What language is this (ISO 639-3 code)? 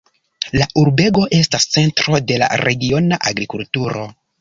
epo